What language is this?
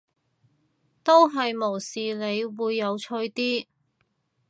Cantonese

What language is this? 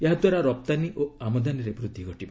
Odia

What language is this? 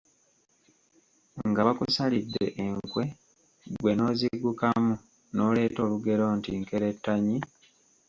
Ganda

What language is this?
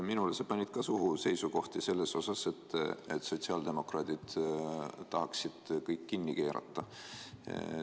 Estonian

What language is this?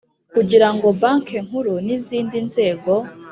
Kinyarwanda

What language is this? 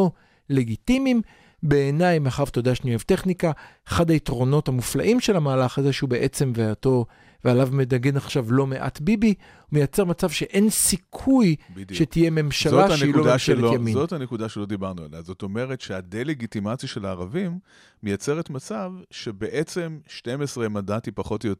Hebrew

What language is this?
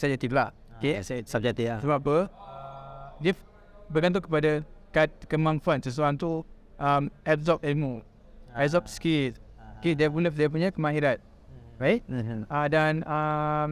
Malay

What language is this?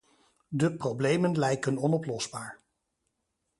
Dutch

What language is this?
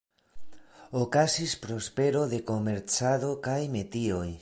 Esperanto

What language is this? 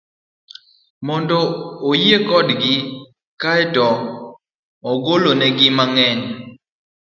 Luo (Kenya and Tanzania)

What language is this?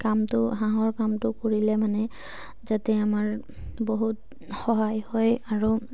Assamese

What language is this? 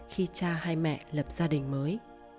Vietnamese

